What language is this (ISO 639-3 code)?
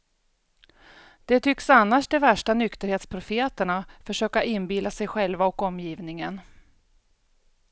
swe